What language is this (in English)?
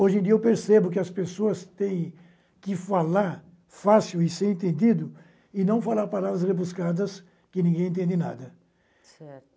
Portuguese